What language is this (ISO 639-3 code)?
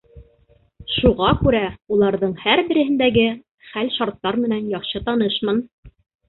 bak